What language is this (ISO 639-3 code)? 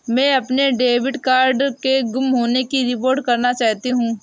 hin